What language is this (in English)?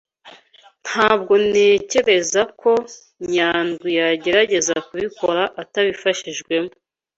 Kinyarwanda